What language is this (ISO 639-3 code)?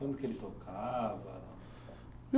por